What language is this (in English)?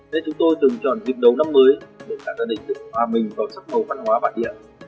Vietnamese